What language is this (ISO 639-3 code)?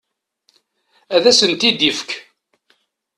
kab